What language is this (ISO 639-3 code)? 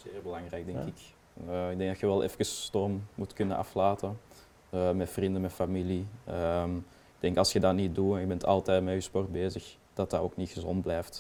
nld